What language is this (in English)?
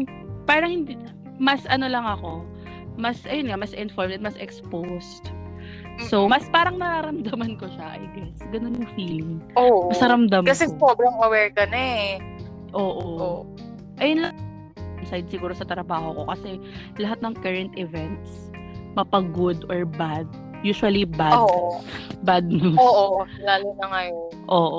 Filipino